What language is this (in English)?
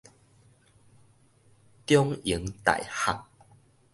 Min Nan Chinese